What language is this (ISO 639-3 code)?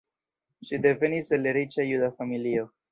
epo